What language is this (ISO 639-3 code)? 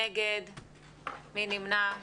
heb